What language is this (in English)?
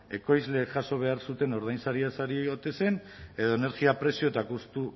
Basque